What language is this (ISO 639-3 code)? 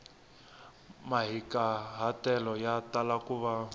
tso